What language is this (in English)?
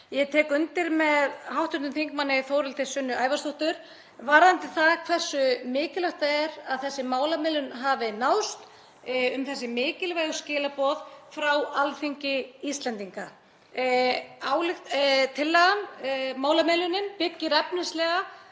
Icelandic